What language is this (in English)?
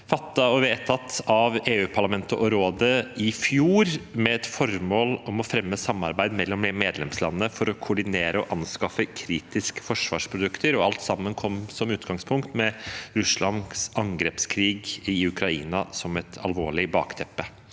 Norwegian